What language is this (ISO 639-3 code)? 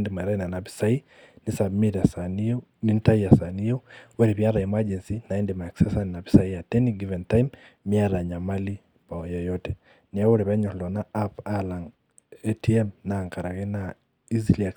mas